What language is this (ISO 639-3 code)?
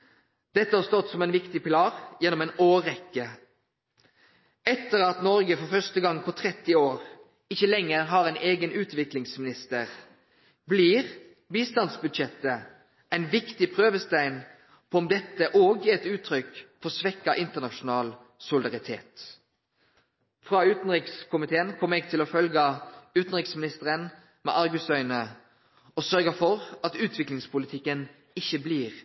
nno